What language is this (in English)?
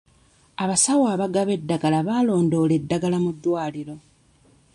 Ganda